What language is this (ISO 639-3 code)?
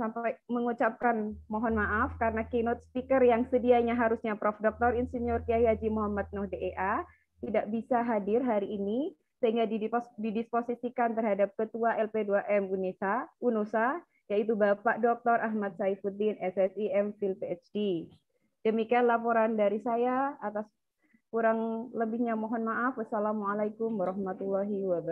ind